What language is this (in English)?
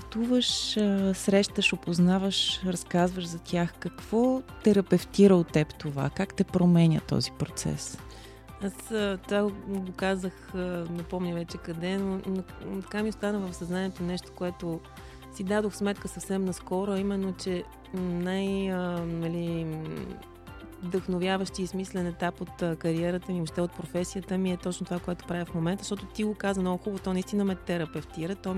Bulgarian